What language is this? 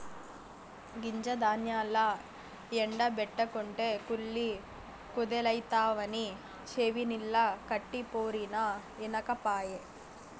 Telugu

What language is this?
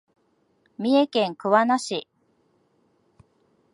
Japanese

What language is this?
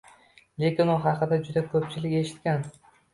Uzbek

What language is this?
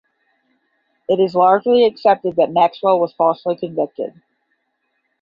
English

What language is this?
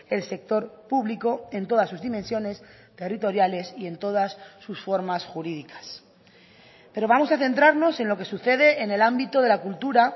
Spanish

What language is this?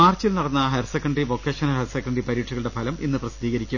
Malayalam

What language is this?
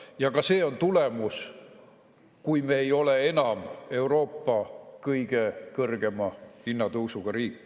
Estonian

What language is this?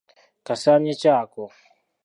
Ganda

